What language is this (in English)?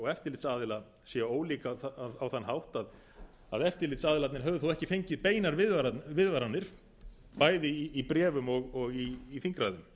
Icelandic